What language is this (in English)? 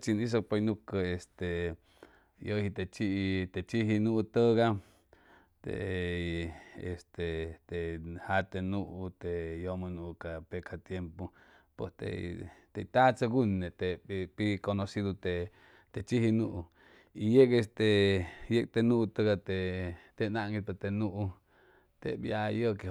Chimalapa Zoque